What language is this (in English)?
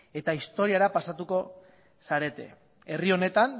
Basque